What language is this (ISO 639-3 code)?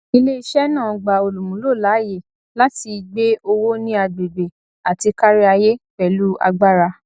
yor